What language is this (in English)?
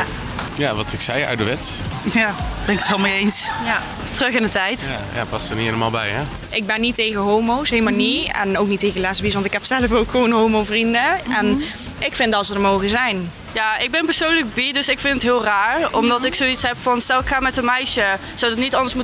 Dutch